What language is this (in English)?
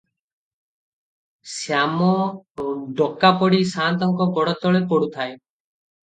Odia